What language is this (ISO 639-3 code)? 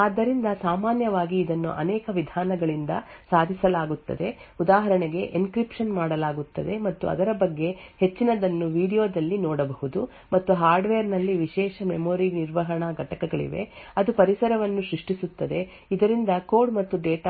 kan